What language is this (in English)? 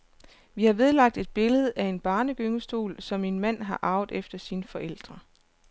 Danish